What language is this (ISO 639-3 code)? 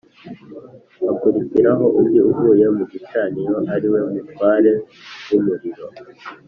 kin